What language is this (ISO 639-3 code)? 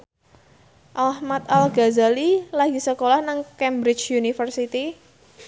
jav